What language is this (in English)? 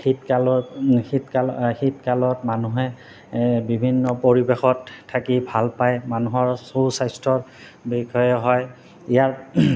Assamese